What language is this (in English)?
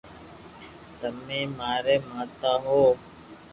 Loarki